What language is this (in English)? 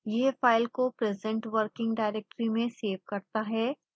Hindi